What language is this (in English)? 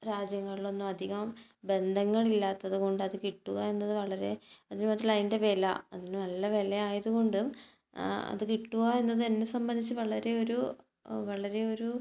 Malayalam